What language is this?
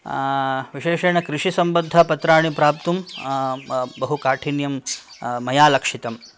Sanskrit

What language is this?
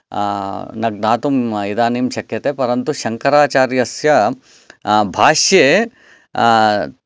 Sanskrit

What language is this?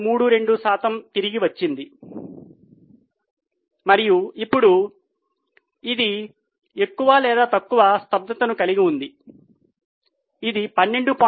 Telugu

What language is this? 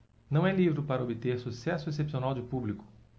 Portuguese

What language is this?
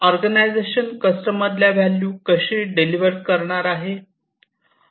Marathi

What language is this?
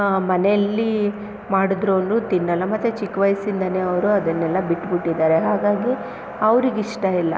Kannada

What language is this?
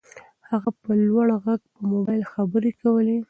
Pashto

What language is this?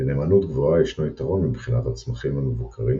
Hebrew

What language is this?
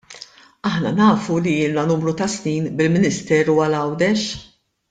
Maltese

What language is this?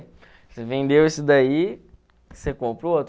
Portuguese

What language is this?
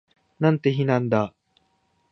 Japanese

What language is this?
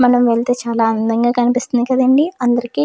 Telugu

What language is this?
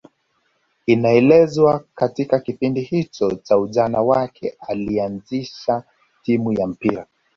Swahili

